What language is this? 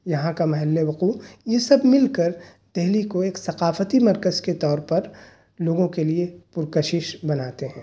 Urdu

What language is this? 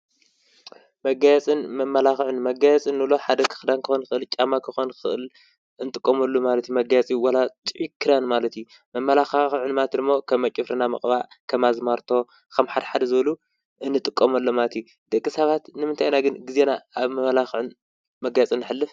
Tigrinya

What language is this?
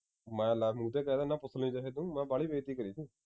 Punjabi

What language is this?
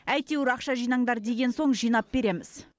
Kazakh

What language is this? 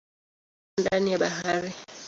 Swahili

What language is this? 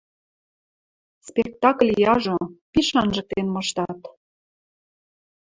Western Mari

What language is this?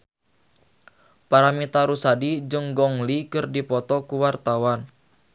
Sundanese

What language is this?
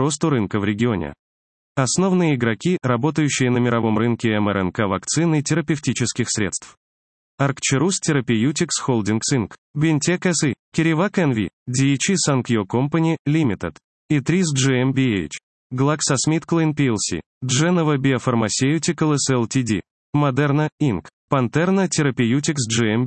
Russian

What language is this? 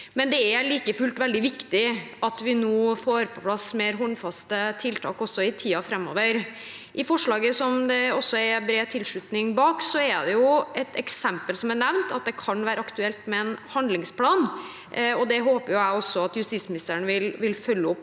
Norwegian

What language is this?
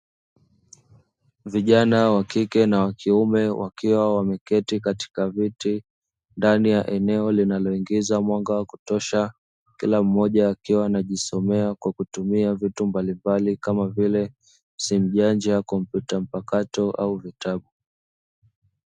Swahili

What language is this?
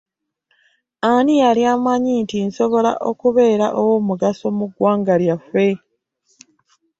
Ganda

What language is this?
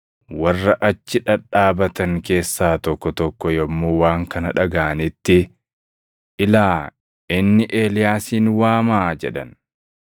Oromo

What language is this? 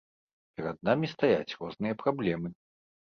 Belarusian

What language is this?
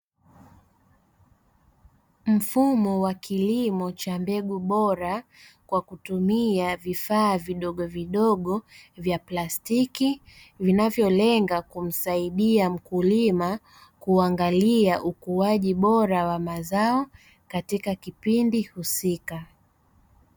Swahili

